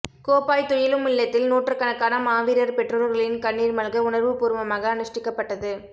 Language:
Tamil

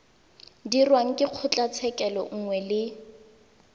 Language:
Tswana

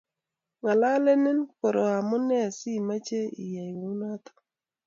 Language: Kalenjin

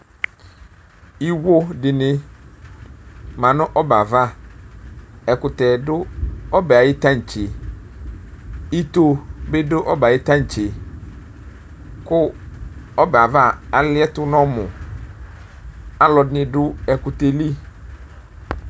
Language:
Ikposo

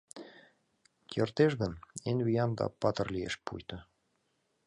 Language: Mari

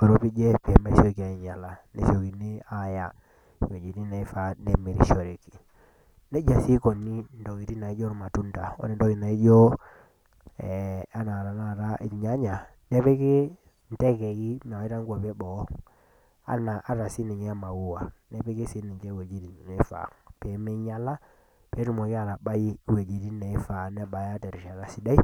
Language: Masai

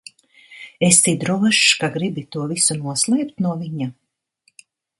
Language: Latvian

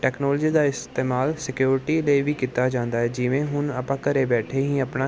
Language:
Punjabi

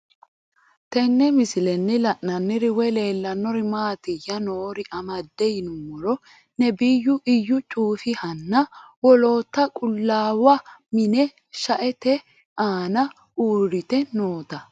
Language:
Sidamo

